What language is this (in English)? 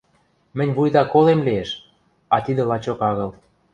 Western Mari